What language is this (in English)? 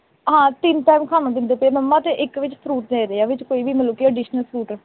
Punjabi